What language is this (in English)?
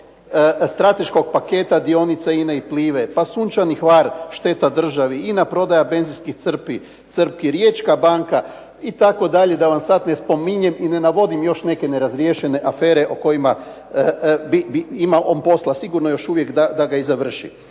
Croatian